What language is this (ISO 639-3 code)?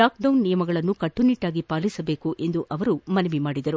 kan